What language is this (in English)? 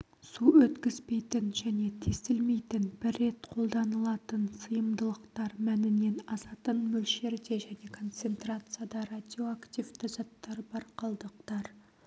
Kazakh